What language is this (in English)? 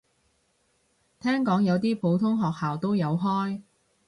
Cantonese